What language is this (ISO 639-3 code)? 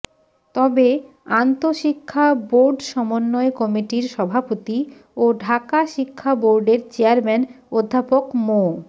ben